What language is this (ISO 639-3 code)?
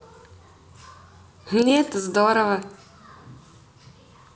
rus